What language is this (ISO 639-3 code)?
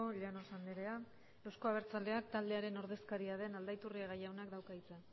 eus